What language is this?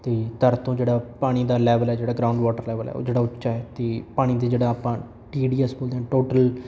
Punjabi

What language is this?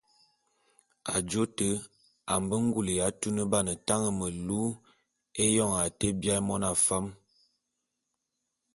Bulu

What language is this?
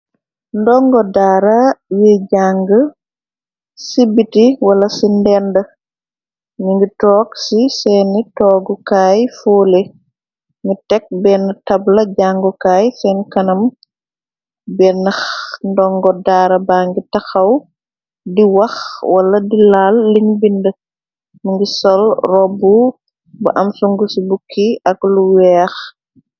Wolof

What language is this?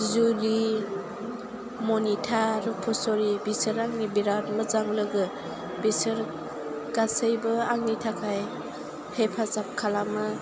Bodo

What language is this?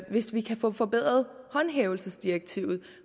Danish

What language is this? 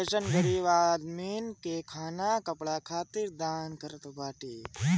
Bhojpuri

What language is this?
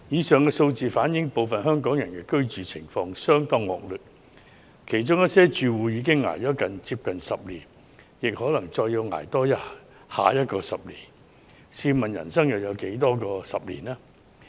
Cantonese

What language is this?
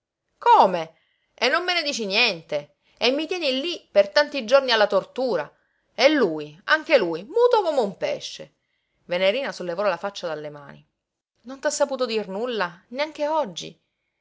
Italian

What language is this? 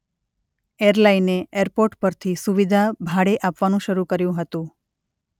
Gujarati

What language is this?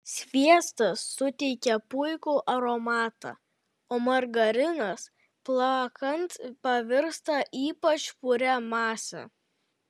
Lithuanian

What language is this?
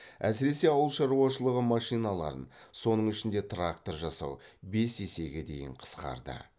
Kazakh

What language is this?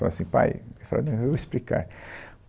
Portuguese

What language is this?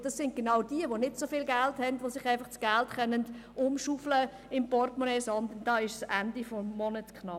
Swiss German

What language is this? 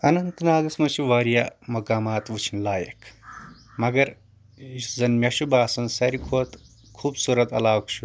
Kashmiri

